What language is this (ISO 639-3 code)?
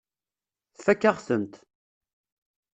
kab